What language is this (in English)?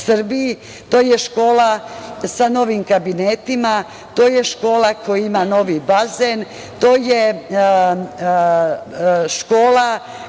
Serbian